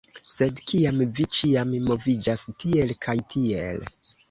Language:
Esperanto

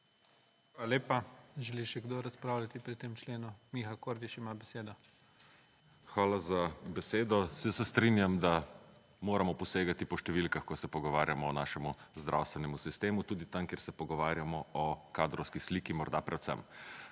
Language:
Slovenian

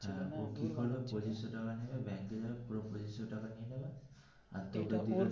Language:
Bangla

